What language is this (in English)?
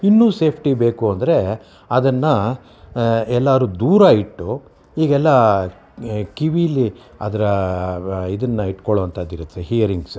Kannada